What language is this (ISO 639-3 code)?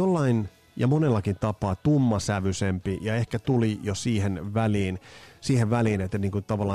fin